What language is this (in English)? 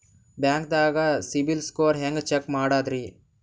Kannada